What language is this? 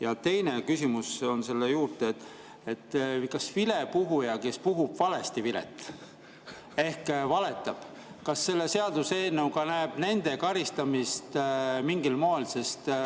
Estonian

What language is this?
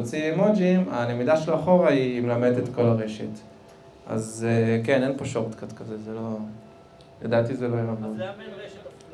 Hebrew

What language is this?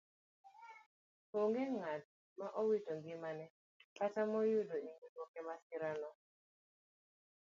Luo (Kenya and Tanzania)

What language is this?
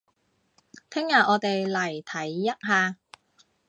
Cantonese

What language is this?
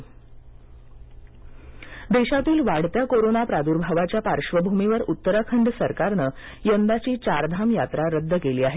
Marathi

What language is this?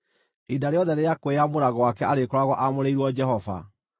Kikuyu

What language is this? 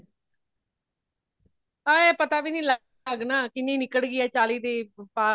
Punjabi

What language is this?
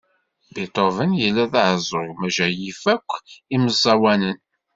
Kabyle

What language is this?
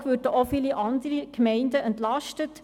Swiss German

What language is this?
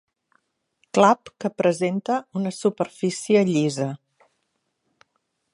Catalan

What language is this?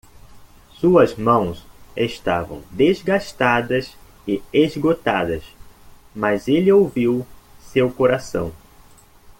Portuguese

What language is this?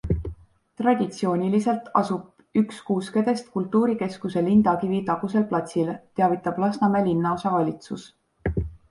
Estonian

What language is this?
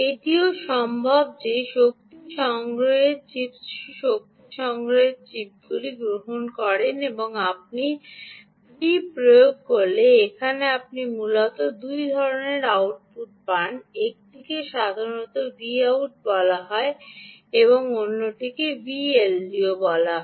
Bangla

